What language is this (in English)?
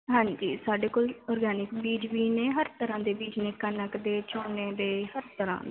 Punjabi